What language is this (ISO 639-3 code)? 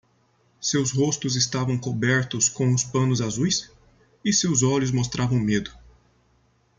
por